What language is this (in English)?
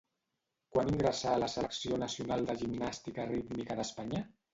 Catalan